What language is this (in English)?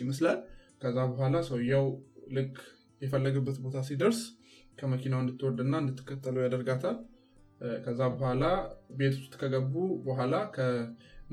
Amharic